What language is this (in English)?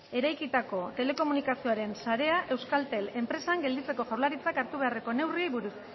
Basque